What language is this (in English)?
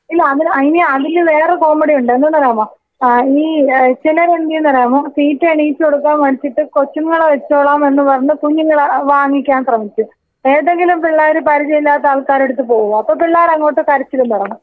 Malayalam